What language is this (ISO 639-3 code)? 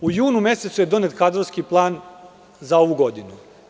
srp